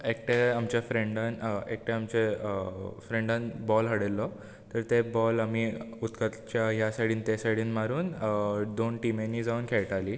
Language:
Konkani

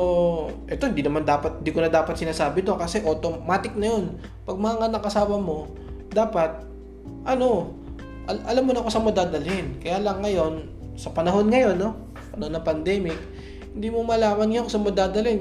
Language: Filipino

